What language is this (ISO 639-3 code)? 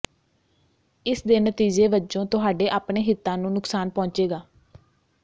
pan